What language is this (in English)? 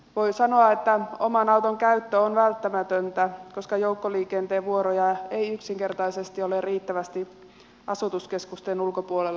Finnish